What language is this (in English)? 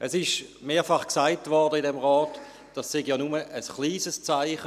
Swiss German